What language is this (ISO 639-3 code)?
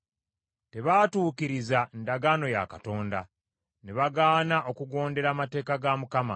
lug